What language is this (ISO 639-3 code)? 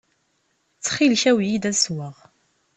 kab